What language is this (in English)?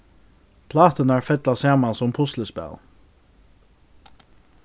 Faroese